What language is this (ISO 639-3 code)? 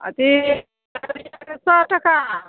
mai